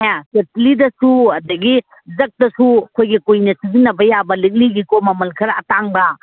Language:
Manipuri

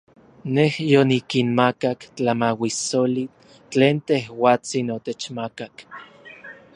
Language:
Orizaba Nahuatl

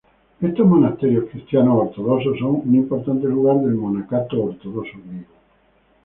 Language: Spanish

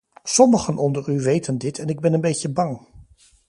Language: Dutch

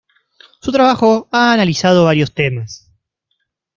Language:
Spanish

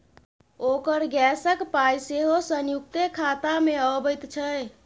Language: Maithili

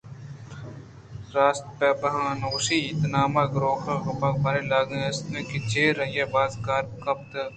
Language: Eastern Balochi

